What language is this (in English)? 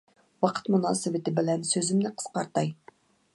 Uyghur